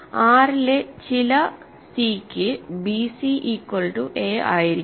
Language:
Malayalam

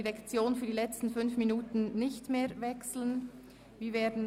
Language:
Swiss German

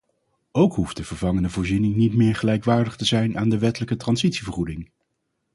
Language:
Dutch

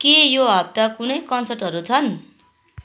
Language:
Nepali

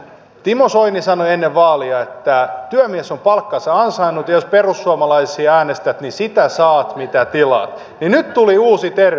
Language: Finnish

